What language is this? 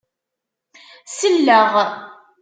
Kabyle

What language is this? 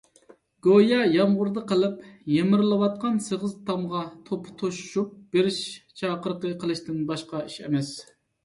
Uyghur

